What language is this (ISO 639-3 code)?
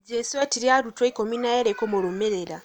kik